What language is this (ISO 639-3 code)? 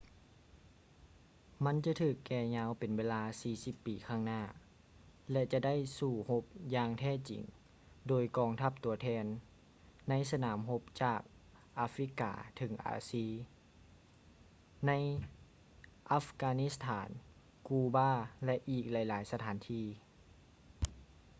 lao